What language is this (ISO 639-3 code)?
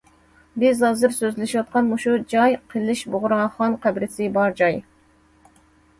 uig